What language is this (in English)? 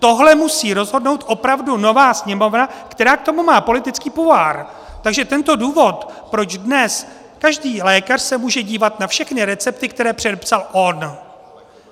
Czech